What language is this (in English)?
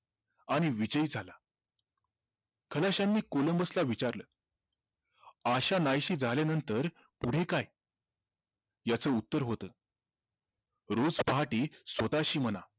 Marathi